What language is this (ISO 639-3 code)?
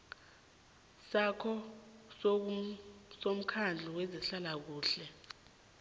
nbl